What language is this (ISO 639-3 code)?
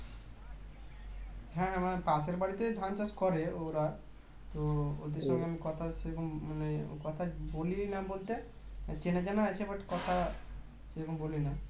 ben